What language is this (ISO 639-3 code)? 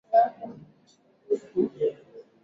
swa